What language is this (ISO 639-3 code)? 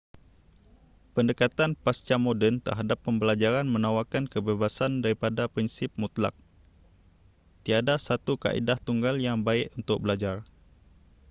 msa